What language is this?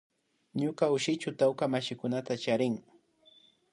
Imbabura Highland Quichua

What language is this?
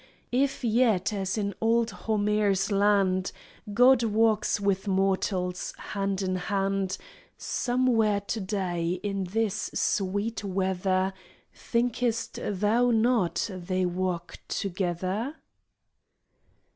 English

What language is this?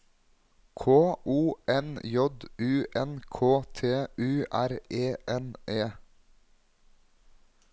Norwegian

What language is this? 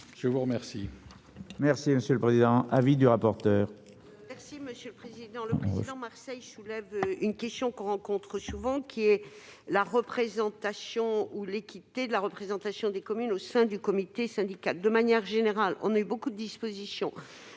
French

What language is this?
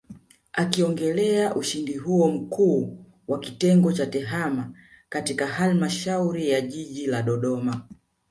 Swahili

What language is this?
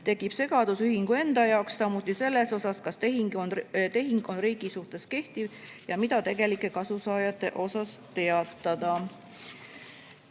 Estonian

